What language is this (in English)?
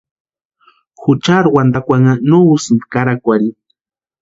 Western Highland Purepecha